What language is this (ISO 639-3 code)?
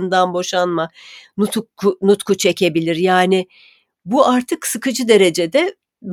tur